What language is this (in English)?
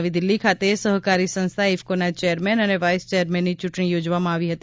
Gujarati